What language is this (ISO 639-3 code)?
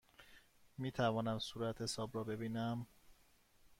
fas